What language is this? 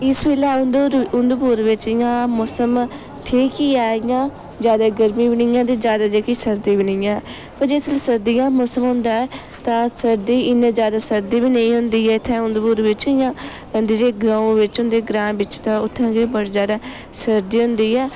Dogri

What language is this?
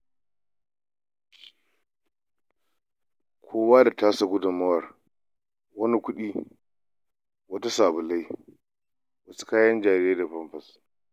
Hausa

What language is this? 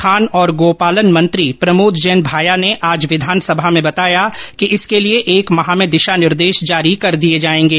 Hindi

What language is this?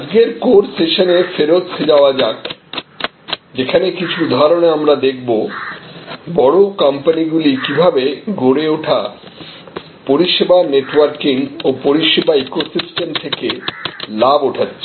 Bangla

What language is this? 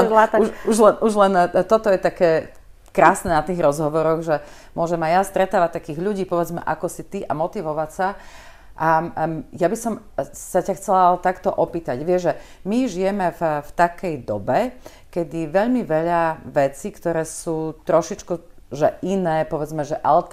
Slovak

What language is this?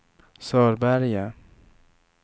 Swedish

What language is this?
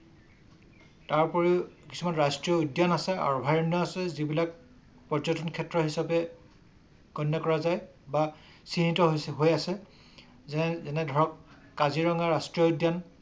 Assamese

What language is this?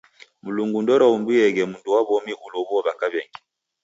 Taita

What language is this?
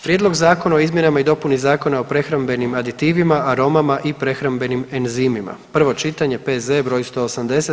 Croatian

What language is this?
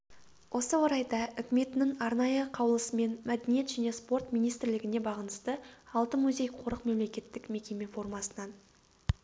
Kazakh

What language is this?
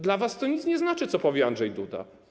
Polish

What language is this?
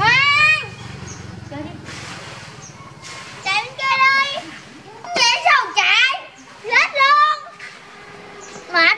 Vietnamese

